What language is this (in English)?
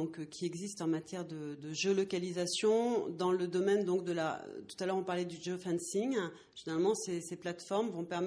French